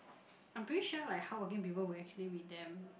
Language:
English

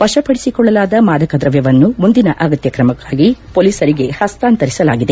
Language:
Kannada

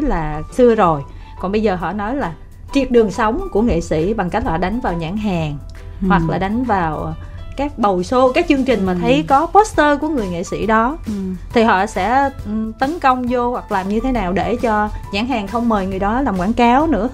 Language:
Vietnamese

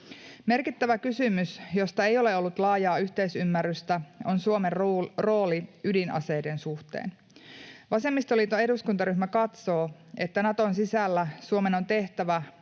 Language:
Finnish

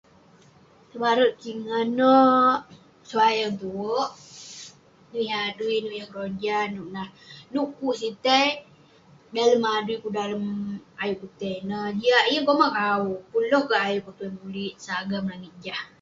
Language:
Western Penan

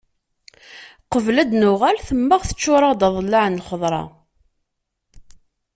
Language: Kabyle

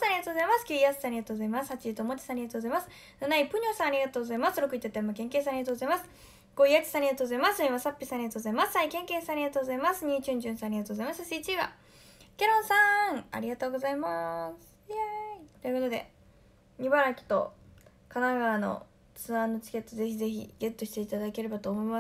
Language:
Japanese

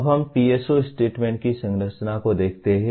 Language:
Hindi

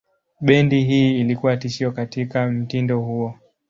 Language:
Swahili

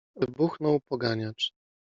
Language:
Polish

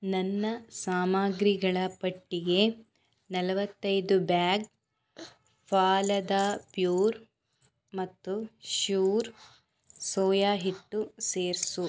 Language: Kannada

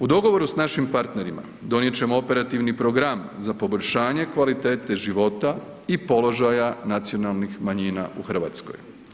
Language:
Croatian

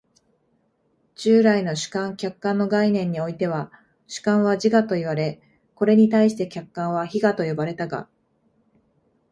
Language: Japanese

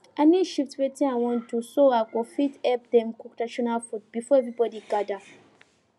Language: Nigerian Pidgin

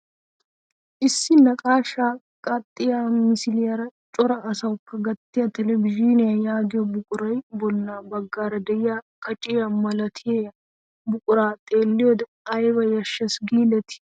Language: Wolaytta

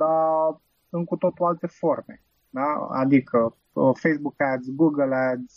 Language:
Romanian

